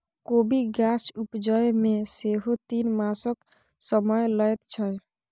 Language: Maithili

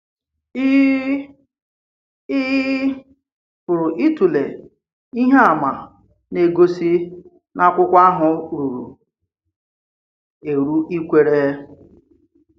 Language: Igbo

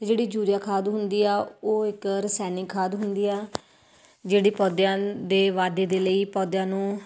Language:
Punjabi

